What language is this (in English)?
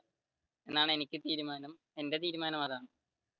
Malayalam